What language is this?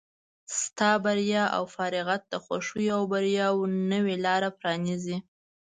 Pashto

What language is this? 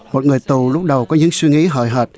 Vietnamese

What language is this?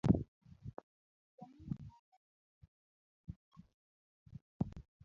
Luo (Kenya and Tanzania)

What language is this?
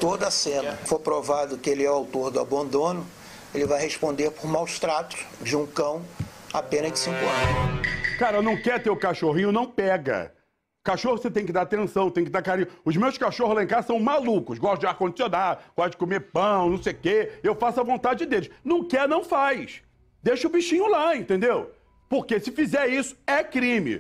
Portuguese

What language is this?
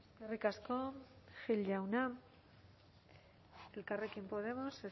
Basque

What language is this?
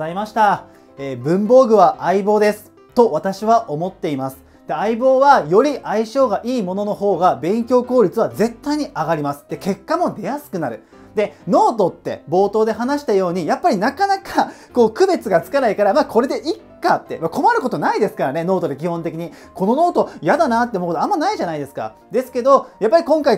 Japanese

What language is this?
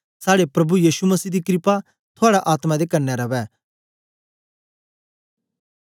Dogri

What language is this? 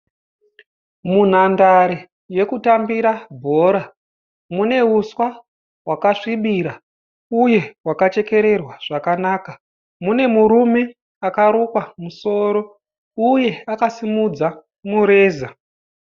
Shona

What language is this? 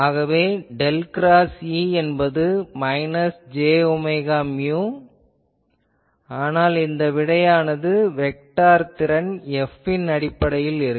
Tamil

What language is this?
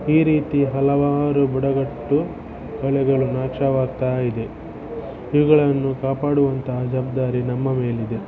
Kannada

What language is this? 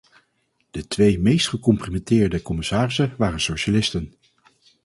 Dutch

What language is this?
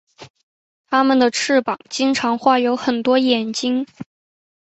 Chinese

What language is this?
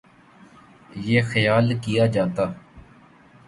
Urdu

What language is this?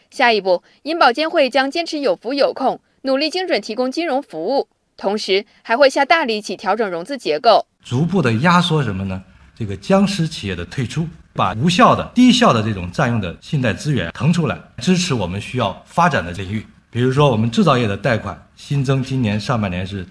Chinese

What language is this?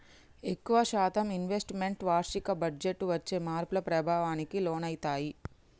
Telugu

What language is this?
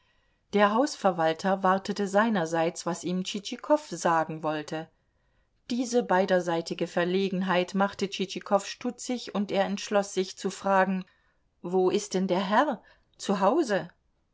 German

